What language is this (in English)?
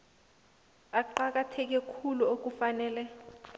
South Ndebele